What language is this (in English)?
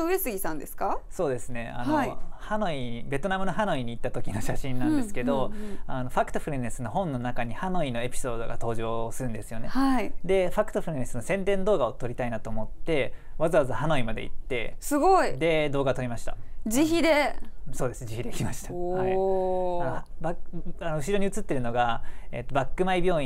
Japanese